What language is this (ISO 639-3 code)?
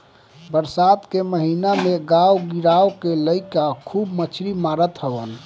bho